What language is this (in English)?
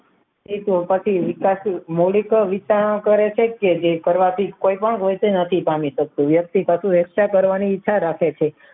Gujarati